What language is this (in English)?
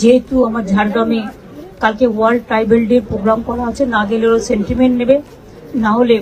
Bangla